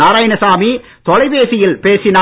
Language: Tamil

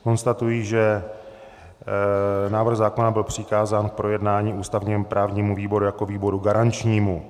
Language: Czech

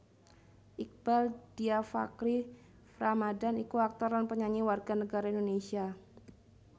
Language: Javanese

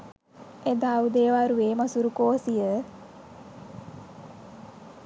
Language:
Sinhala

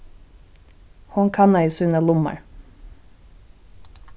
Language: Faroese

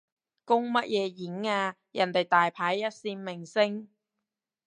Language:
Cantonese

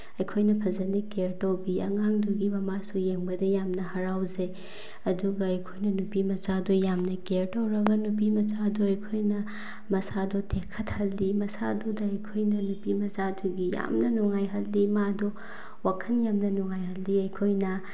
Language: Manipuri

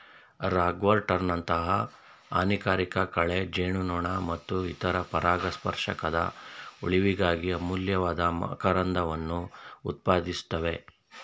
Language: Kannada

